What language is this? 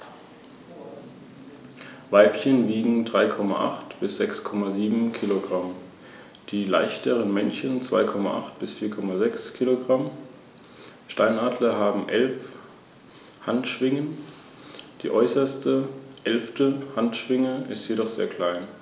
German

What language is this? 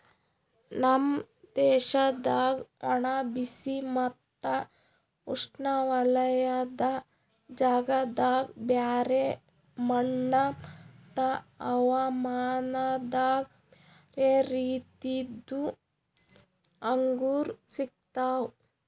Kannada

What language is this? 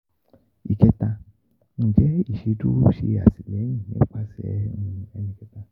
Yoruba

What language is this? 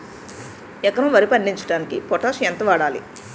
Telugu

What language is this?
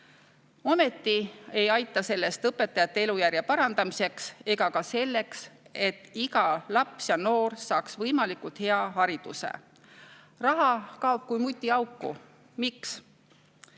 Estonian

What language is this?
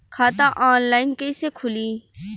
Bhojpuri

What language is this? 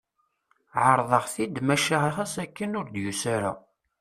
Kabyle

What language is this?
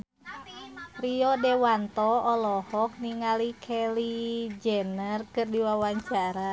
Sundanese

